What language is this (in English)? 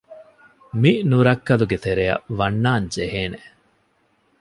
Divehi